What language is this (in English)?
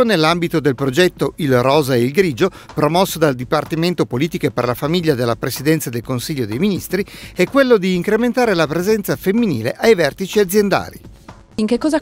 Italian